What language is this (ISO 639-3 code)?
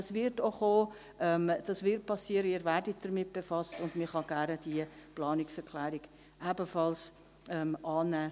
gsw